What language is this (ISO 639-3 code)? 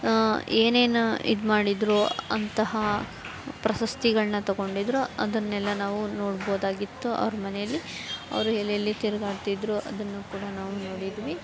kan